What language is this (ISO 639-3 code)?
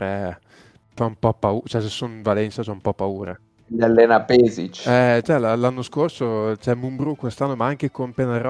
ita